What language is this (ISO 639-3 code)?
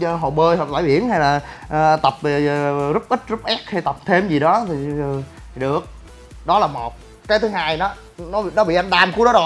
vie